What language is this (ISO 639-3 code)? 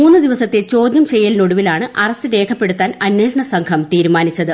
mal